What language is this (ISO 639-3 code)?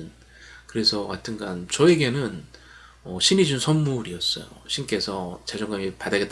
kor